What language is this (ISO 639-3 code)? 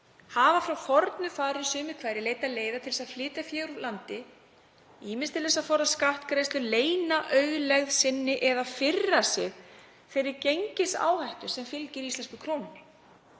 isl